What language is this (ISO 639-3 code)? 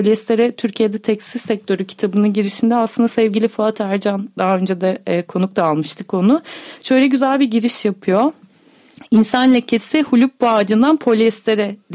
tur